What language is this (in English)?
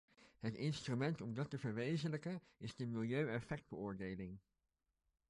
Dutch